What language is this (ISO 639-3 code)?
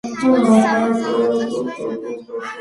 kat